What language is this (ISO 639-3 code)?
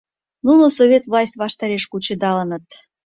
chm